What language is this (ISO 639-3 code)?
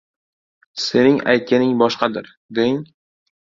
uzb